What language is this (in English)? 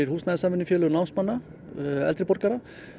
Icelandic